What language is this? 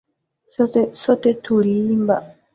Swahili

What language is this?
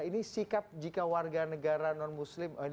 Indonesian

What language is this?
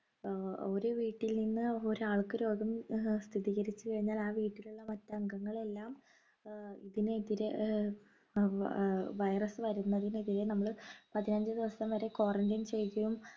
Malayalam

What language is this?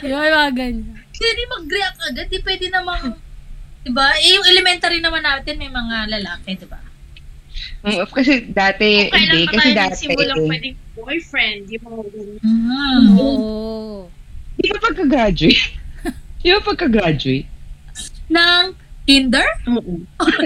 Filipino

